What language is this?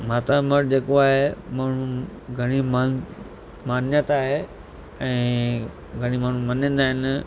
Sindhi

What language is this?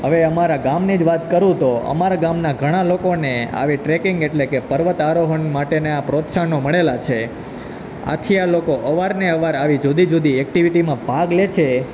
Gujarati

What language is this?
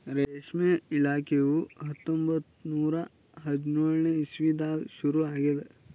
Kannada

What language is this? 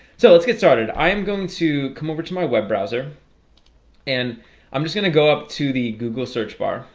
English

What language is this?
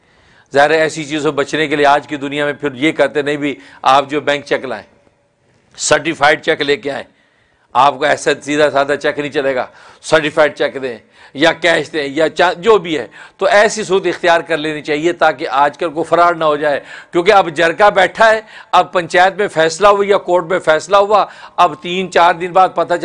Hindi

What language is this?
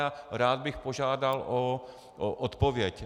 Czech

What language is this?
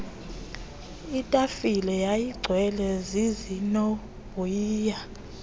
Xhosa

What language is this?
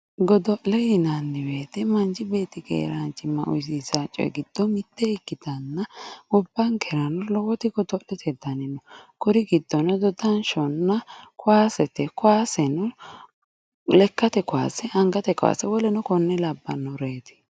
Sidamo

